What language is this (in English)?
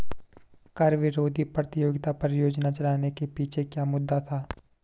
Hindi